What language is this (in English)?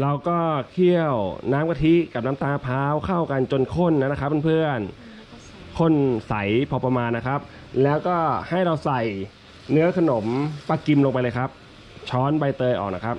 Thai